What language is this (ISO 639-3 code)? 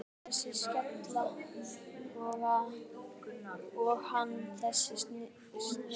isl